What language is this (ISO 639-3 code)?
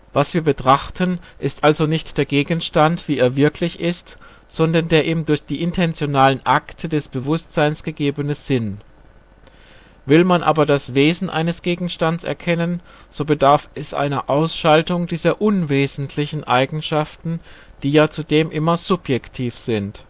deu